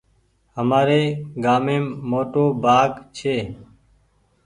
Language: Goaria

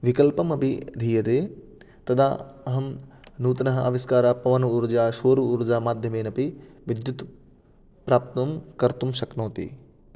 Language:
Sanskrit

